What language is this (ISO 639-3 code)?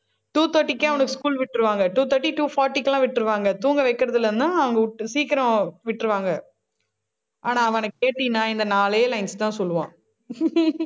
tam